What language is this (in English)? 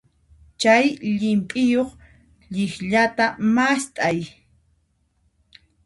Puno Quechua